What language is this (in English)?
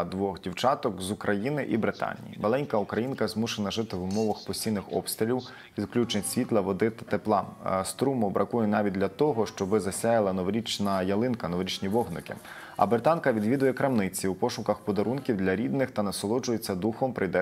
Ukrainian